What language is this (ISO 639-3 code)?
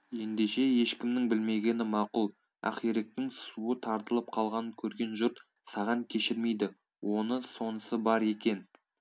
kaz